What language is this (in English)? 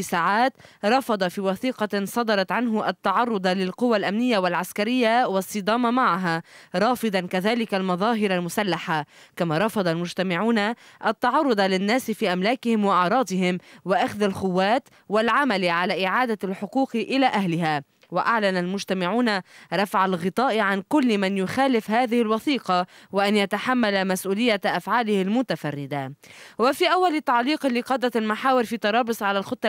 Arabic